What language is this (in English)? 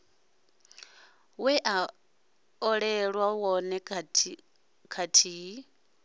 Venda